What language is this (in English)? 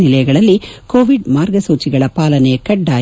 Kannada